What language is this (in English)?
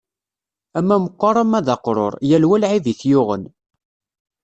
Kabyle